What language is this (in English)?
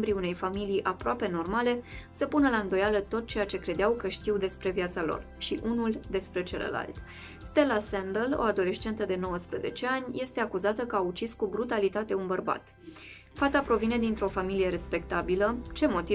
Romanian